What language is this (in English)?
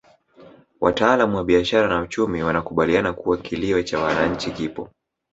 Swahili